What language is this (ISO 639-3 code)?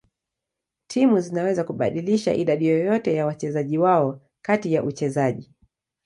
swa